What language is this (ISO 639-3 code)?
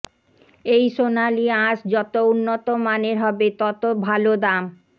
ben